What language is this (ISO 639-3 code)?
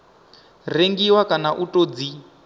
ven